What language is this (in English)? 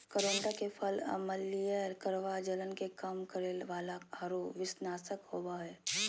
Magahi